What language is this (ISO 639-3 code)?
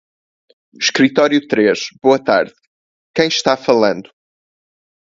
por